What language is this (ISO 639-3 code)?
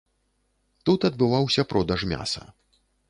bel